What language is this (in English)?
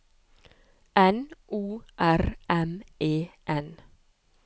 Norwegian